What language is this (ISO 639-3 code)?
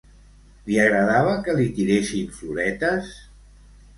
cat